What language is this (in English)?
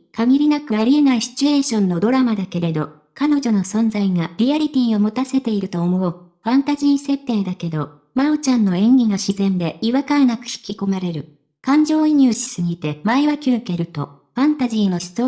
Japanese